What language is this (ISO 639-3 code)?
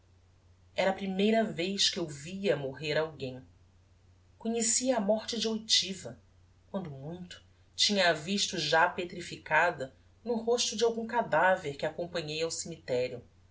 por